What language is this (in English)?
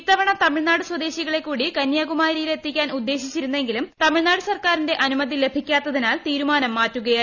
Malayalam